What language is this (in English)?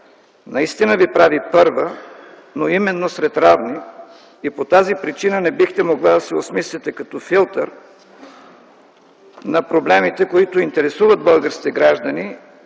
Bulgarian